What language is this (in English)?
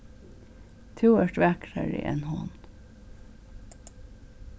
Faroese